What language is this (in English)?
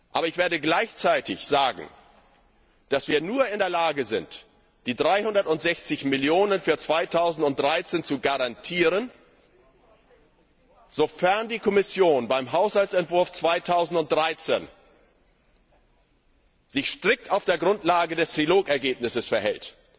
German